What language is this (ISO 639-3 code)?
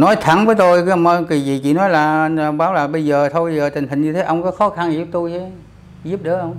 vie